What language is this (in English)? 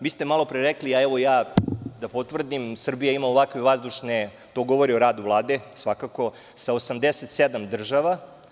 Serbian